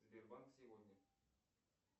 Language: Russian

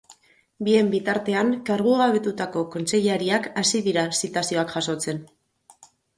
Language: Basque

